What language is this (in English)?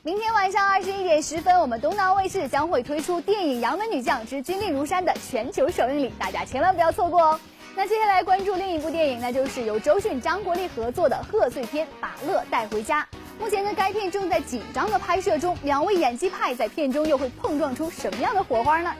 Chinese